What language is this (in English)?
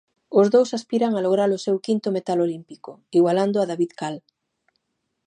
Galician